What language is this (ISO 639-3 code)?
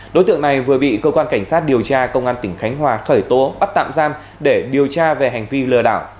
vie